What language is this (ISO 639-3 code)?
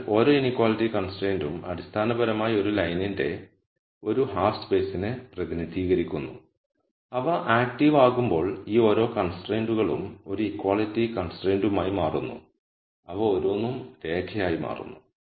mal